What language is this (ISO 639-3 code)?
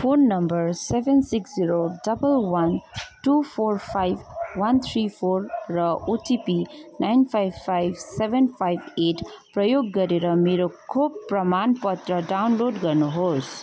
nep